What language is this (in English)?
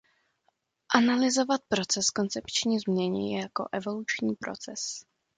Czech